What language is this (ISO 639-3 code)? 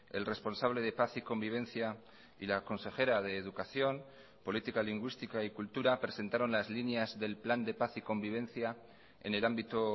spa